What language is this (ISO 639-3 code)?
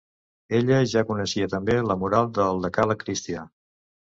cat